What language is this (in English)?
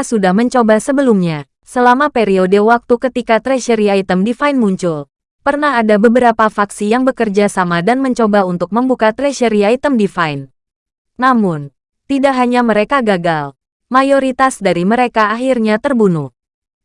Indonesian